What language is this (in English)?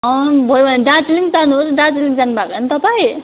Nepali